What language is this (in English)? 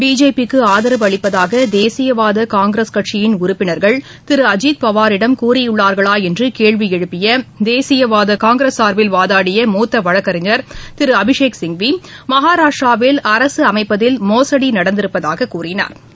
Tamil